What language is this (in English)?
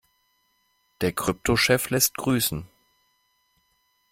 German